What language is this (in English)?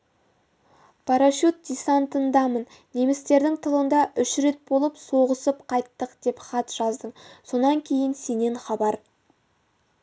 Kazakh